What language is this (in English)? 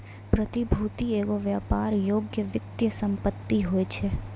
Maithili